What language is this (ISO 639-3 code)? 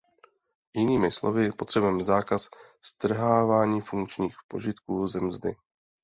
ces